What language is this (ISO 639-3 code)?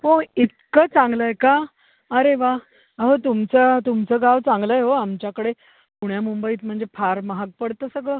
mar